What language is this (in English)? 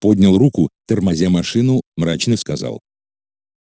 Russian